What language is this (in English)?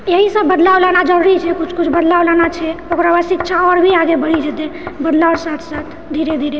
Maithili